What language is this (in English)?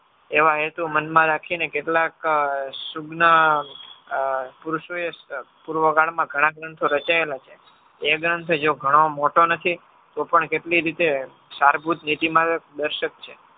Gujarati